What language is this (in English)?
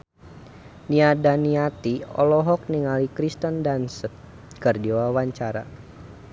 Sundanese